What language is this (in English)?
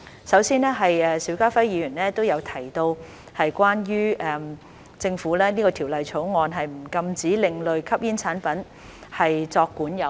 Cantonese